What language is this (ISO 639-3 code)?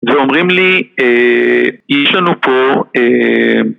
heb